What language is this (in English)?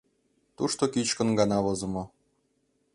Mari